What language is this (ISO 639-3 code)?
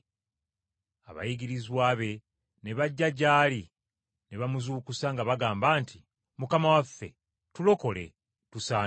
lug